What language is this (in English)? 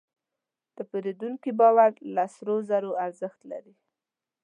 Pashto